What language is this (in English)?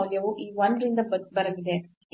Kannada